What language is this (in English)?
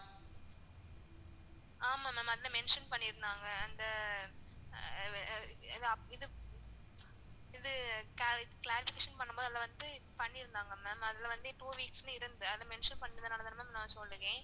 Tamil